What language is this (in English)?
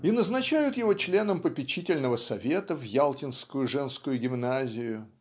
Russian